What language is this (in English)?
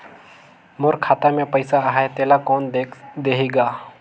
Chhattisgarhi